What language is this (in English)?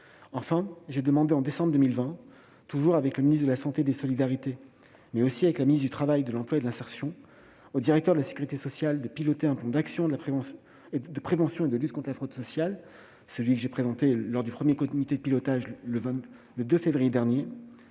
French